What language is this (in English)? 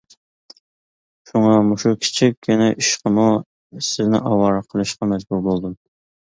Uyghur